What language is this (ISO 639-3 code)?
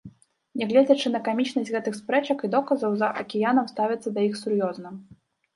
bel